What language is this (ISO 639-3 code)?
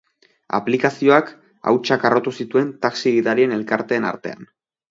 eus